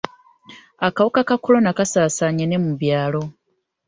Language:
Ganda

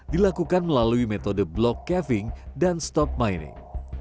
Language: Indonesian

